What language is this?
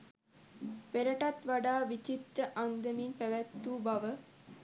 Sinhala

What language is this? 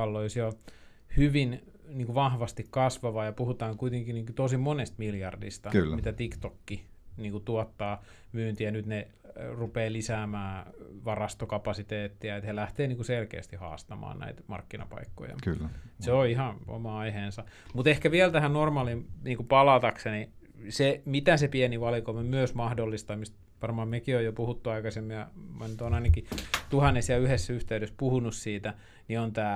Finnish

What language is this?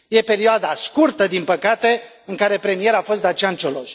Romanian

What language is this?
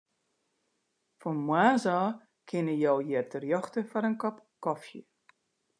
Western Frisian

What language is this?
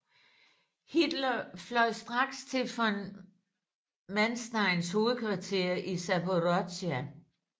Danish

